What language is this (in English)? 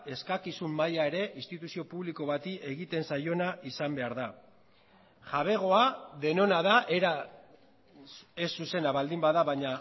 Basque